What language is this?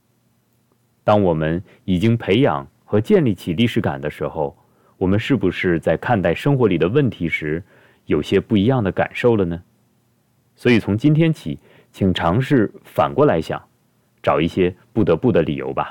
Chinese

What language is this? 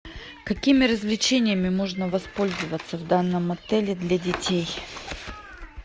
Russian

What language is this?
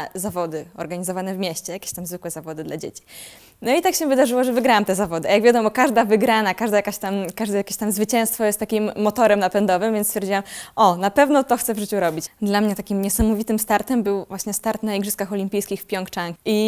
Polish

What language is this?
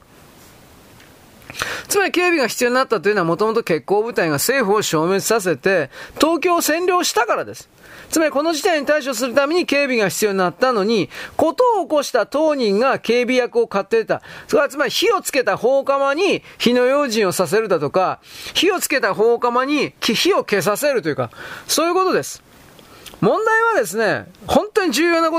Japanese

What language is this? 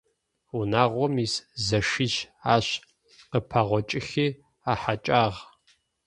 Adyghe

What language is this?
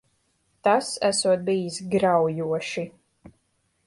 Latvian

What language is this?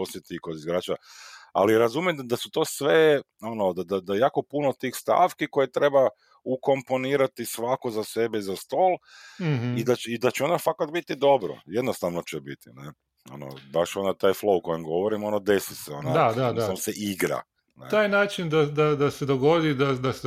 Croatian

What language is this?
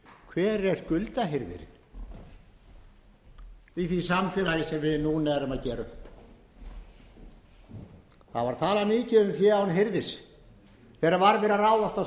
Icelandic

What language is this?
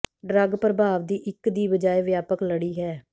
Punjabi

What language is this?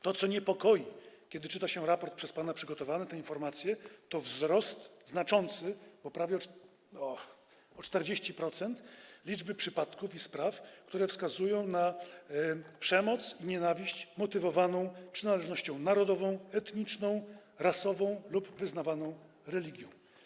Polish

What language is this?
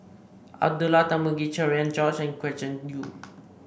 English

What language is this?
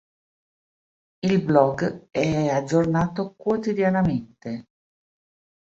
Italian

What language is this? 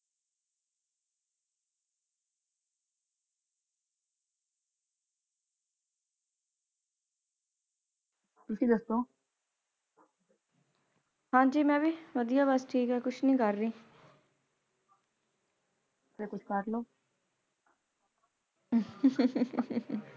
Punjabi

